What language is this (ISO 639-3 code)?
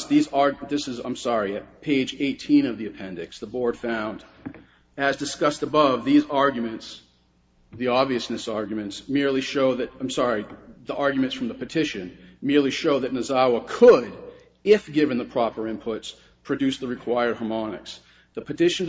eng